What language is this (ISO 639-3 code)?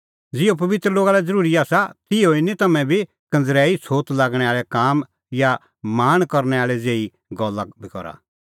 kfx